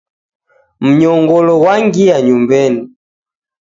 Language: Taita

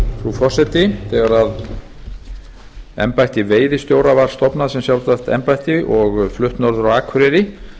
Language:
Icelandic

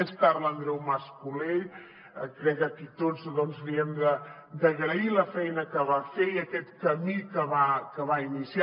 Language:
Catalan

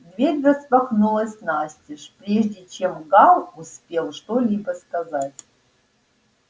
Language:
Russian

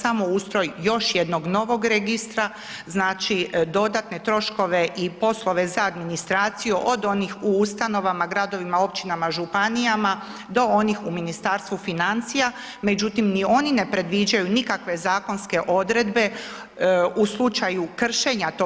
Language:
Croatian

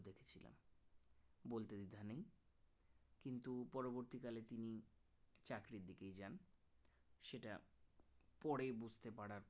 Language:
Bangla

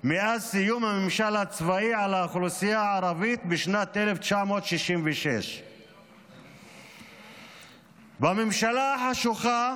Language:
Hebrew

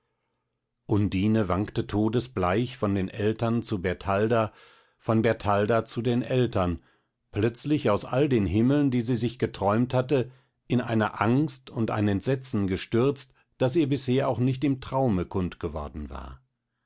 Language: German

